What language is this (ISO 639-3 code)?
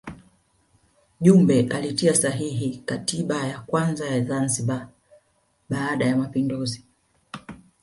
swa